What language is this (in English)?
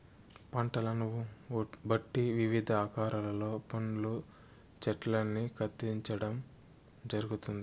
Telugu